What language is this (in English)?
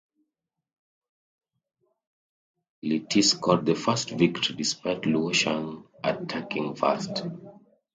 English